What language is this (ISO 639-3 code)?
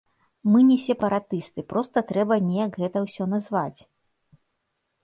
bel